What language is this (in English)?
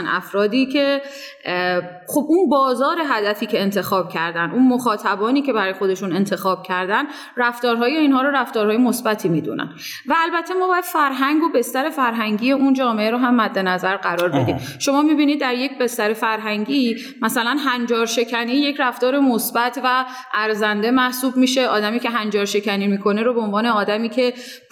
Persian